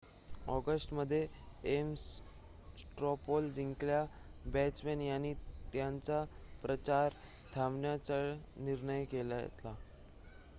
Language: Marathi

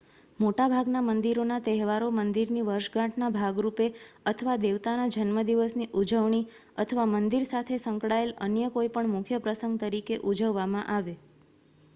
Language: Gujarati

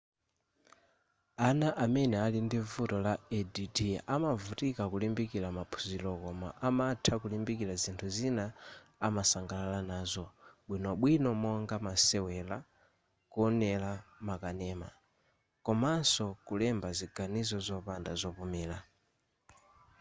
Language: Nyanja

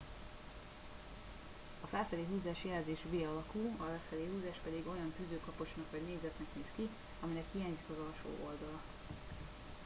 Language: Hungarian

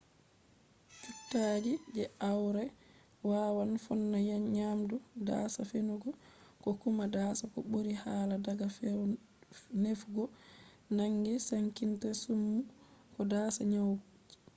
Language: Fula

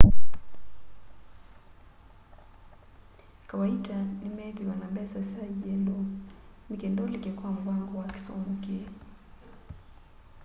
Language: Kamba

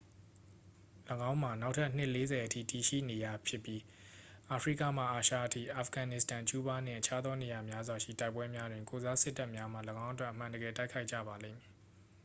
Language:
Burmese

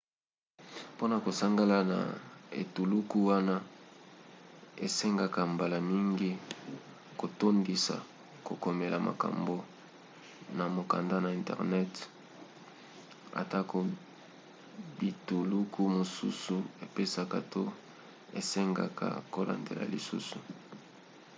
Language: Lingala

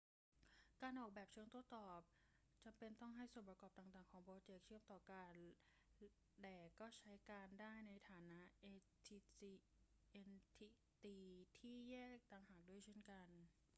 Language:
Thai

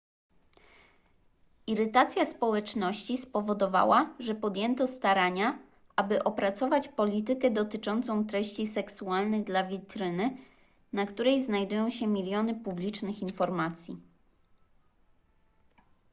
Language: Polish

